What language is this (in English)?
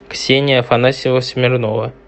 Russian